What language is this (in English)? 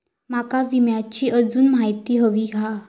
Marathi